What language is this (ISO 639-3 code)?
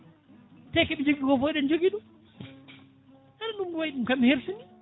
ful